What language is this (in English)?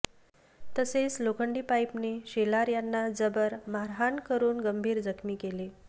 Marathi